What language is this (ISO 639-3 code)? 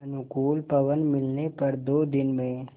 hin